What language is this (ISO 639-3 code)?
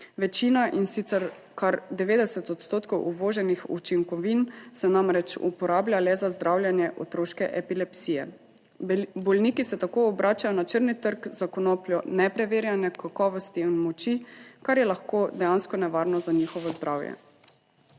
slv